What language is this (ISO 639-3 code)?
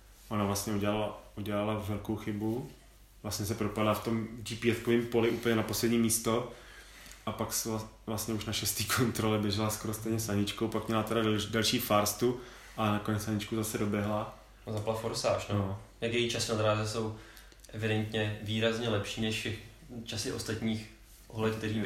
ces